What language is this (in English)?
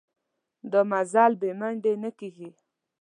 Pashto